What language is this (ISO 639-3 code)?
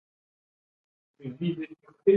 oss